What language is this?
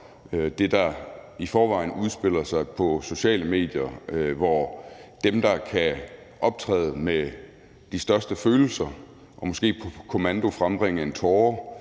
Danish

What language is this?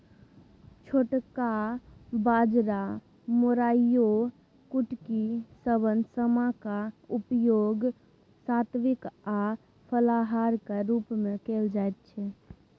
Maithili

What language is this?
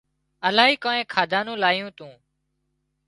Wadiyara Koli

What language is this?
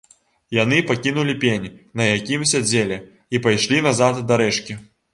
Belarusian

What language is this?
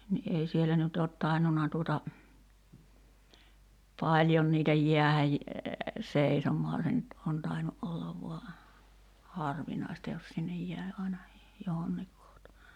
Finnish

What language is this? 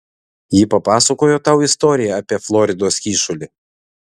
Lithuanian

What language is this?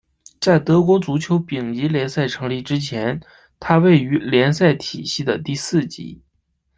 Chinese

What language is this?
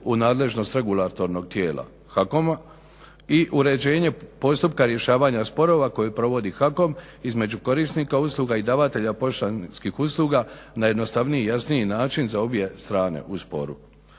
Croatian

